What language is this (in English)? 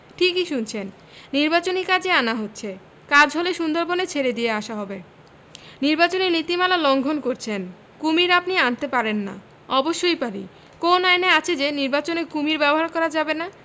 Bangla